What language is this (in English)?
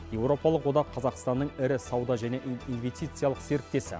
Kazakh